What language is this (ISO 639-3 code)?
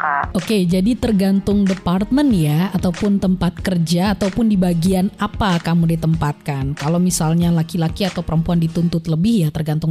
ind